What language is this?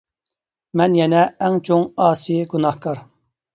Uyghur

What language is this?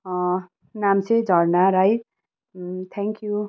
Nepali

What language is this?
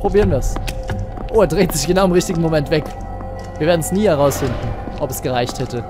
German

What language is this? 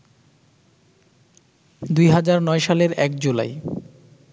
Bangla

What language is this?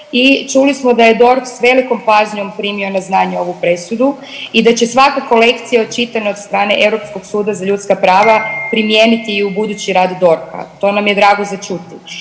Croatian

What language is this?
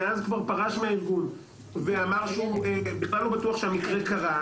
Hebrew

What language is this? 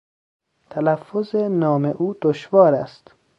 Persian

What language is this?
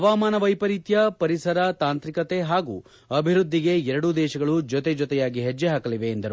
Kannada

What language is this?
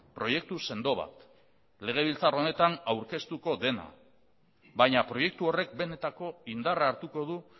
Basque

